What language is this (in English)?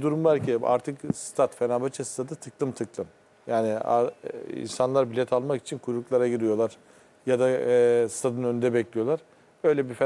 Turkish